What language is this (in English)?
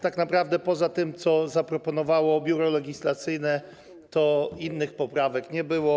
Polish